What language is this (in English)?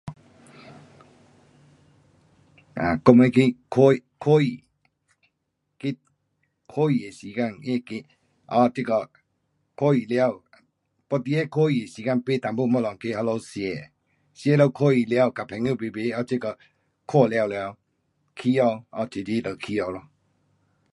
Pu-Xian Chinese